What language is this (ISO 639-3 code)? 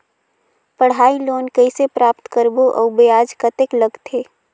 hne